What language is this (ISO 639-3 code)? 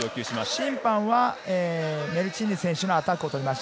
jpn